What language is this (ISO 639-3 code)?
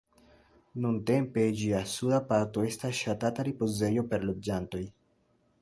epo